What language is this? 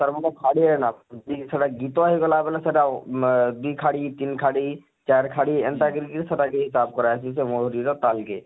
Odia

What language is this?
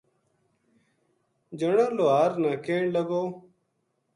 Gujari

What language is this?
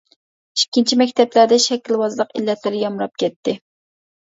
Uyghur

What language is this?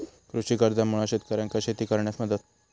Marathi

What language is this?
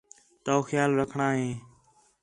Khetrani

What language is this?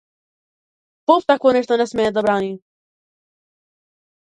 Macedonian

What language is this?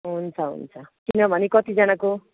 Nepali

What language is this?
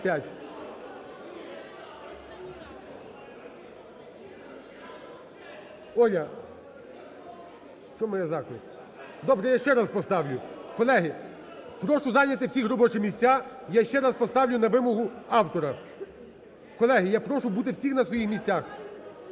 Ukrainian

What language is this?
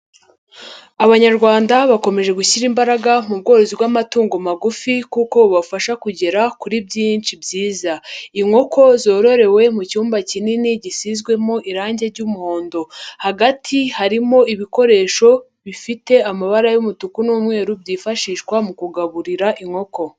Kinyarwanda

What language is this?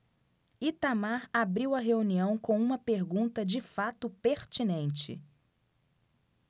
Portuguese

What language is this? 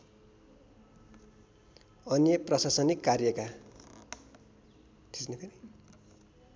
Nepali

